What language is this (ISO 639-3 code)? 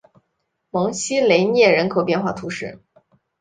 zho